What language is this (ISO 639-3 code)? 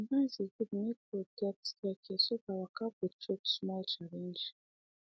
pcm